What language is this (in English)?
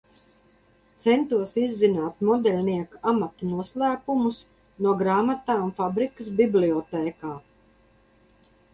Latvian